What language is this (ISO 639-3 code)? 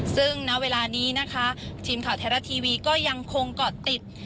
tha